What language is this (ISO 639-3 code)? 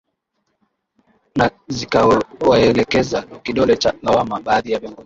swa